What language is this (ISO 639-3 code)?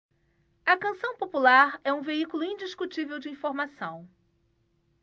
por